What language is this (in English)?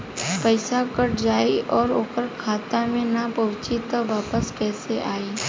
Bhojpuri